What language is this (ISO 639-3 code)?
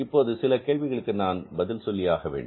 tam